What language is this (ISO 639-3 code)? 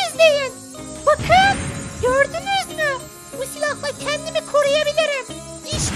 tur